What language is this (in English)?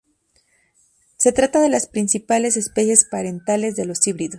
Spanish